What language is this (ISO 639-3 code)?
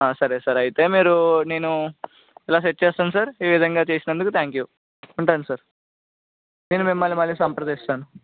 tel